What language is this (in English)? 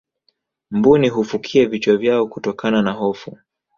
Swahili